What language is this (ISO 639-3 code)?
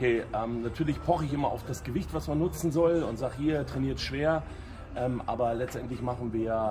deu